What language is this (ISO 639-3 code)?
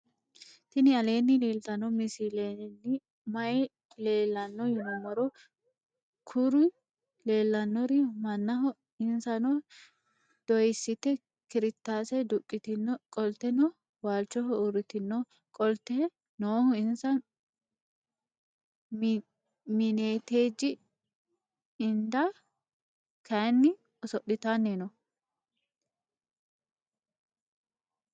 sid